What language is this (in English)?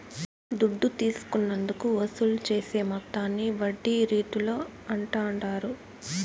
Telugu